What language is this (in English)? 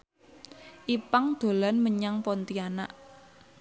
Javanese